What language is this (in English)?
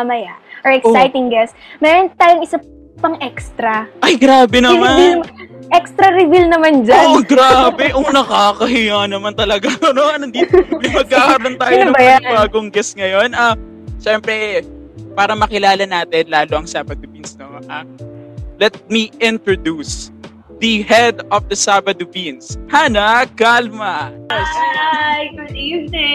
Filipino